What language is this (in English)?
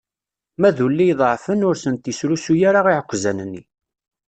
Kabyle